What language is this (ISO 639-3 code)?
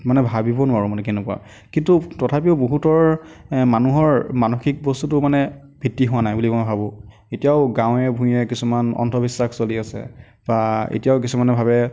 asm